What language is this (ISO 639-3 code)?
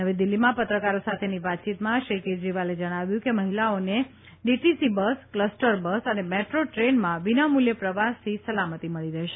guj